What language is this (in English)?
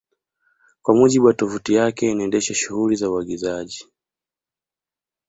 Swahili